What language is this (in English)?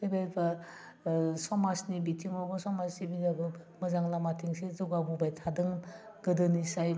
Bodo